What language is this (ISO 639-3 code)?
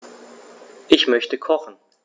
deu